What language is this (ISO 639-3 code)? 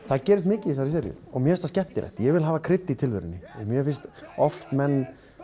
isl